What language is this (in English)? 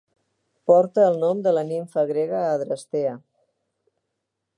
Catalan